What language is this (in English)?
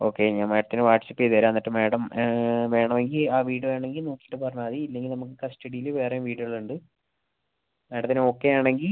Malayalam